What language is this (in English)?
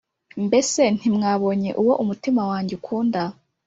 Kinyarwanda